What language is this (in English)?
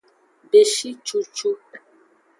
Aja (Benin)